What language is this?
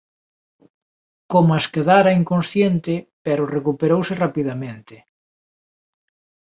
Galician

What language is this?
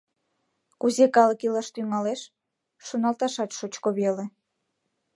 Mari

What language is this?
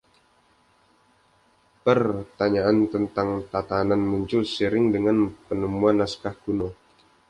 Indonesian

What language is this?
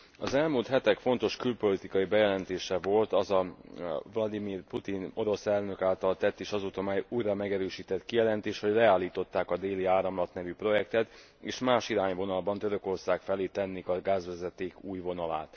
Hungarian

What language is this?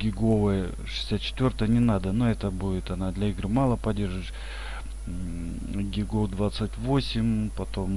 Russian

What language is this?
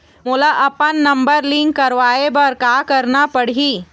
Chhattisgarhi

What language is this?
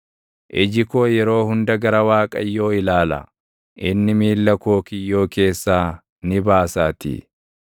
Oromo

